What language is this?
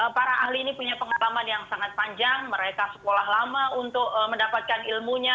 Indonesian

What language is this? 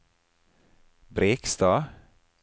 Norwegian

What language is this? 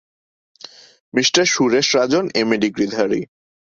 Bangla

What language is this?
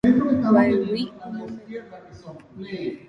Guarani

